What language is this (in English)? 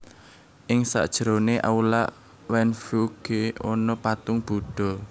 Javanese